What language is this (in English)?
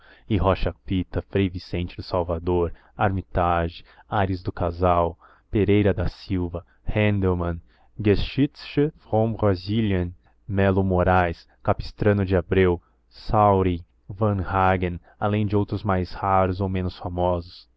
Portuguese